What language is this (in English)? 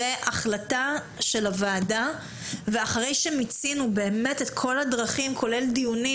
Hebrew